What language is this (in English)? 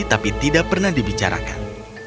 Indonesian